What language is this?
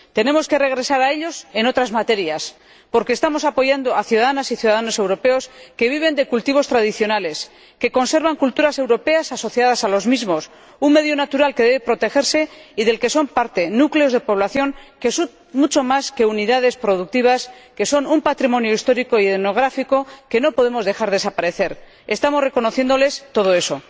Spanish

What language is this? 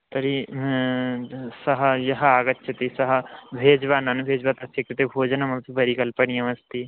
Sanskrit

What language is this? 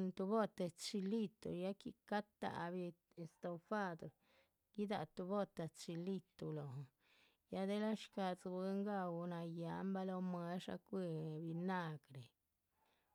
Chichicapan Zapotec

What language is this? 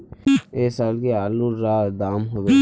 Magahi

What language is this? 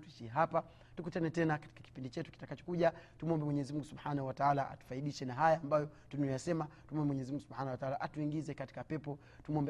Swahili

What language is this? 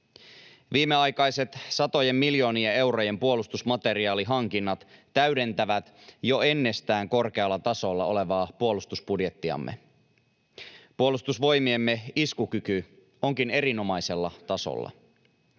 Finnish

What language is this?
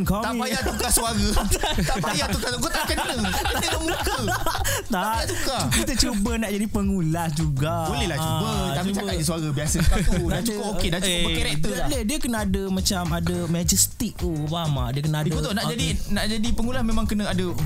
Malay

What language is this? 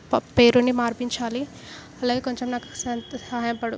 Telugu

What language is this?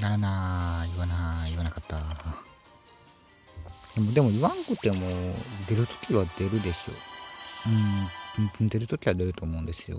Japanese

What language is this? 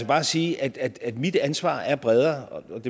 Danish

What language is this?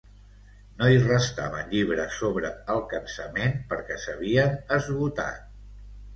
Catalan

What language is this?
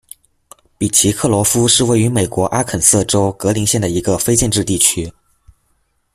Chinese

